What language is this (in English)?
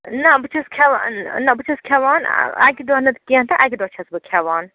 Kashmiri